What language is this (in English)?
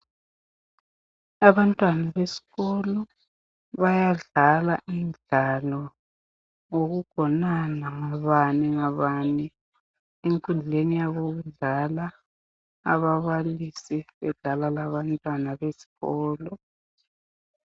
North Ndebele